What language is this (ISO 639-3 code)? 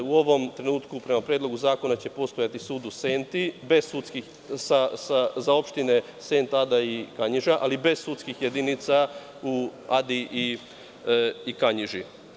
srp